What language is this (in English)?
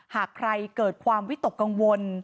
Thai